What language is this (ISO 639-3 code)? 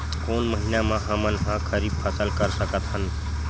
hne